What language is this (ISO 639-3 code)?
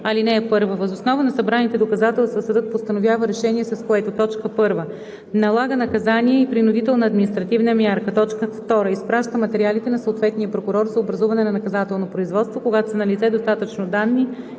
bul